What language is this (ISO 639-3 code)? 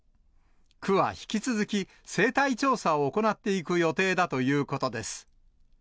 jpn